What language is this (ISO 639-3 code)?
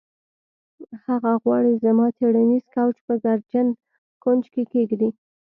pus